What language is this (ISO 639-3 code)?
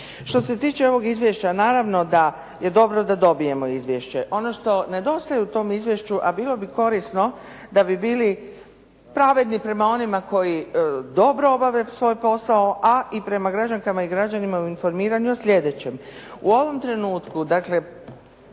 hrv